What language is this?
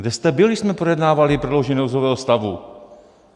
Czech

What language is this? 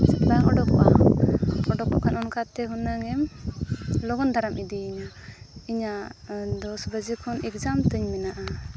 Santali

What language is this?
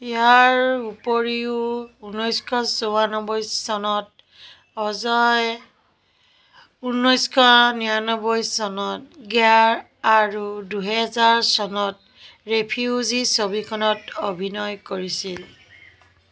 Assamese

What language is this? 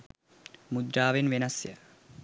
Sinhala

